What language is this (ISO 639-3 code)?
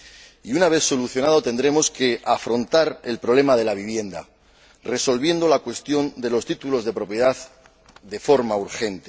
spa